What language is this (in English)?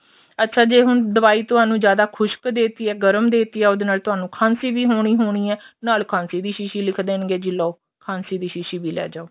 Punjabi